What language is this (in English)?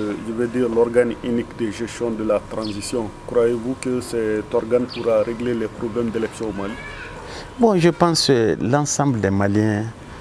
French